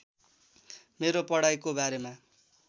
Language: Nepali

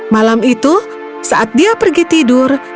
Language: Indonesian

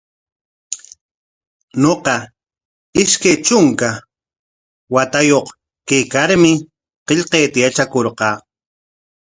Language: Corongo Ancash Quechua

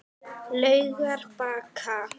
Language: Icelandic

